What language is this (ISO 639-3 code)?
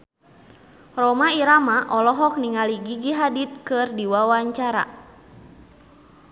sun